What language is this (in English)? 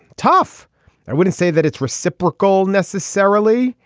English